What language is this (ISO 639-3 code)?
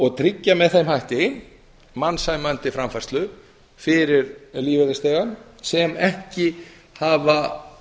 isl